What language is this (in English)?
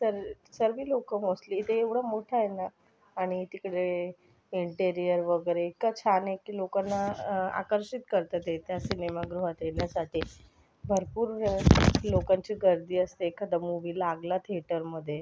Marathi